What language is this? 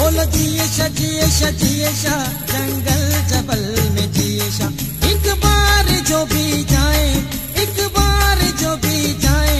Arabic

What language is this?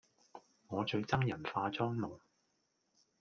Cantonese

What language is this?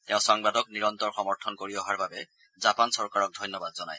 Assamese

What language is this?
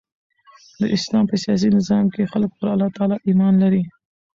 Pashto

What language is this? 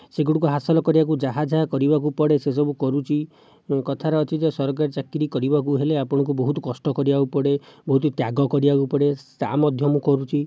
Odia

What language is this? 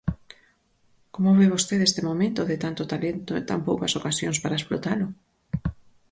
Galician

